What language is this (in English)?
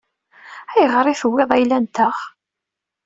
Kabyle